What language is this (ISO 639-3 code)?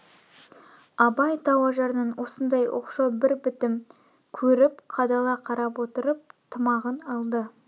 kaz